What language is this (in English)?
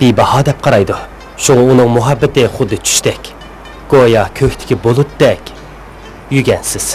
Turkish